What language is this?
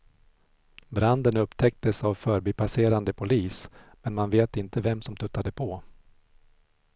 Swedish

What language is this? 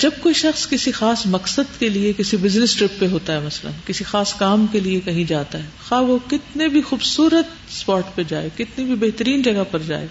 Urdu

